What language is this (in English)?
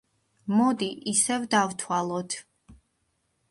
Georgian